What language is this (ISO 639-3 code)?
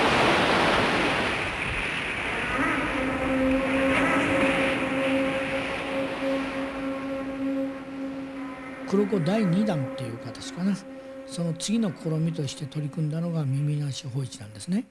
jpn